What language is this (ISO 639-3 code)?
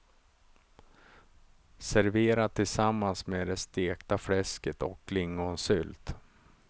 swe